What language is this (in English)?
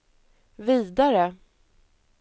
Swedish